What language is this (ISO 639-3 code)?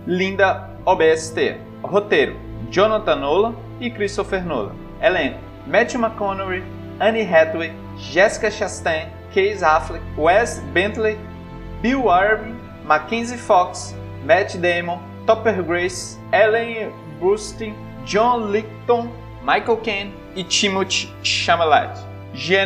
por